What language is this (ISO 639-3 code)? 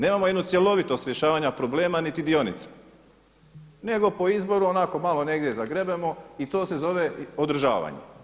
hrv